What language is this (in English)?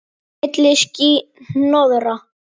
Icelandic